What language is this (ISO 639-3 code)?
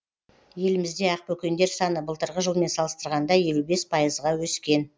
kaz